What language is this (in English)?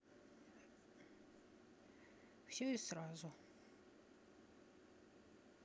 Russian